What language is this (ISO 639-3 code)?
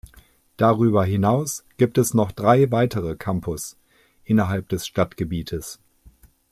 deu